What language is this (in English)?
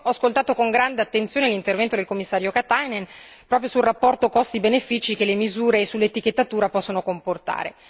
Italian